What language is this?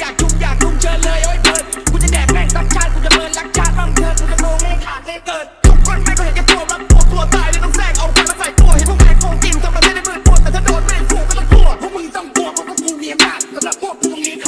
Thai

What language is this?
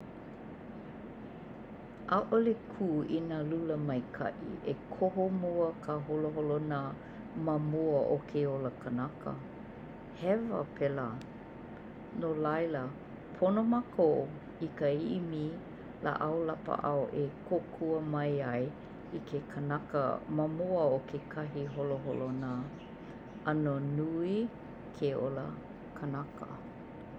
Hawaiian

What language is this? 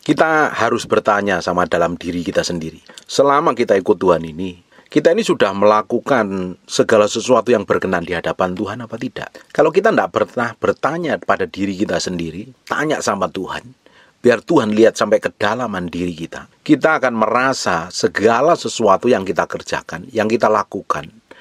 Indonesian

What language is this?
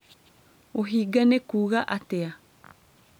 Kikuyu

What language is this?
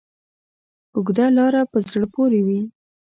Pashto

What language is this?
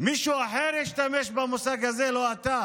Hebrew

